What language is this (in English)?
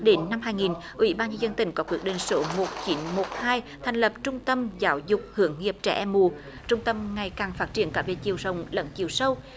Vietnamese